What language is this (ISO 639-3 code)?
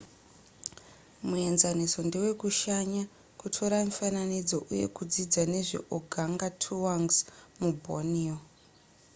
sna